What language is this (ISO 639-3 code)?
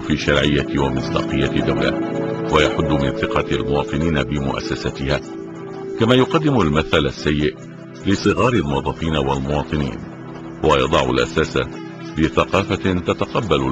ara